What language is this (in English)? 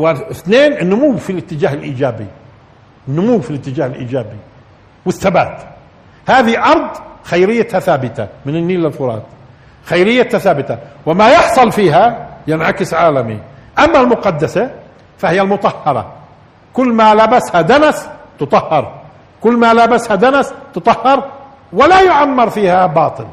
Arabic